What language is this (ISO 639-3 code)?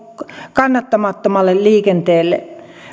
fin